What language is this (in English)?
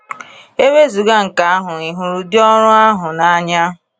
Igbo